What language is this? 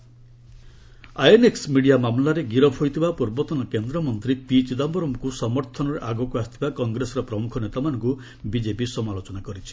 Odia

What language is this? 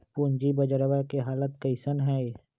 Magahi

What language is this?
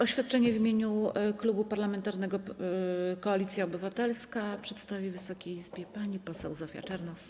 Polish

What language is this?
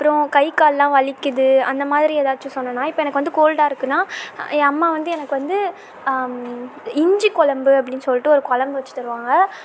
Tamil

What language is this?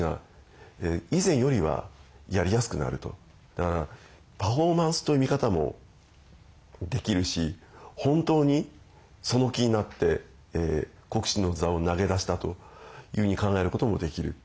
Japanese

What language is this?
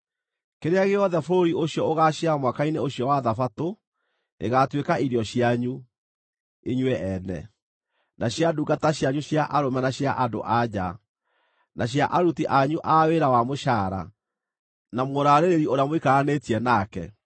Kikuyu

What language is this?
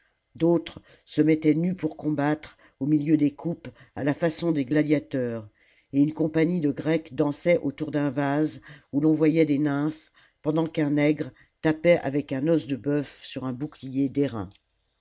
French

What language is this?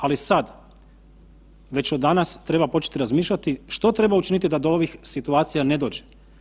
Croatian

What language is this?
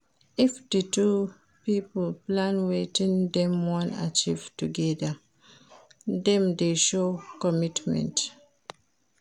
Nigerian Pidgin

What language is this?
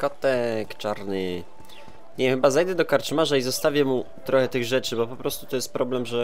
Polish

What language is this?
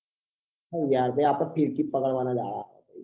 Gujarati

